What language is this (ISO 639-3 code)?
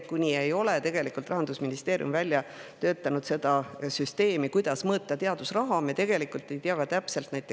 est